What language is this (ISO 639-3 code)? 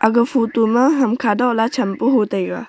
nnp